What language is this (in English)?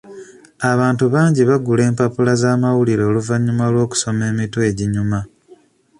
Ganda